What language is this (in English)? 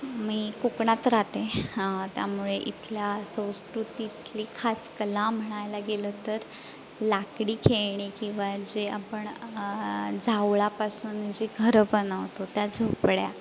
Marathi